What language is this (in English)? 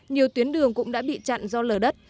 Vietnamese